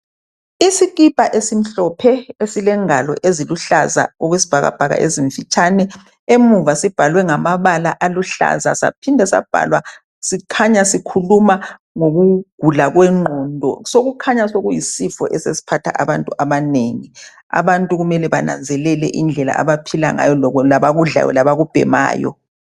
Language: North Ndebele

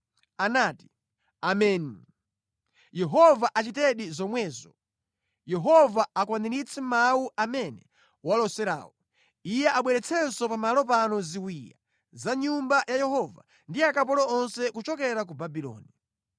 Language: Nyanja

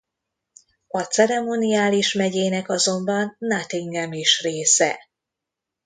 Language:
Hungarian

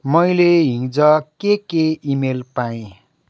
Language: Nepali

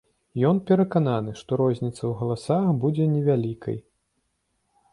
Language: Belarusian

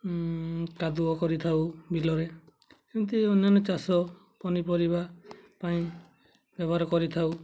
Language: Odia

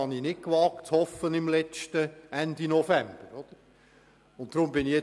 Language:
Swiss German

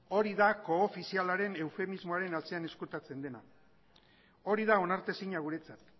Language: Basque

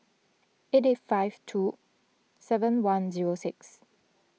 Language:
English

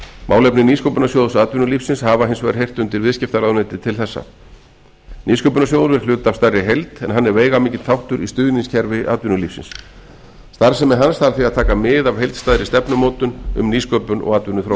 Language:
Icelandic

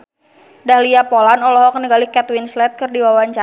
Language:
Sundanese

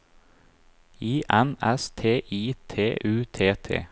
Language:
Norwegian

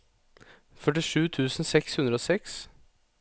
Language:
Norwegian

